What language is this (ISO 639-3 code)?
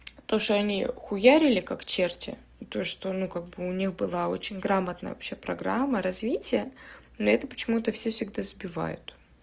rus